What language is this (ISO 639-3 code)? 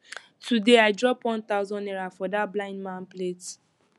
pcm